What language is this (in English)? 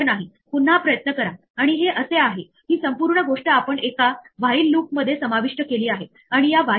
Marathi